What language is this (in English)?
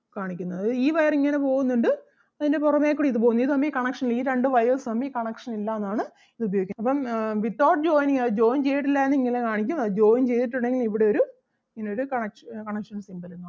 Malayalam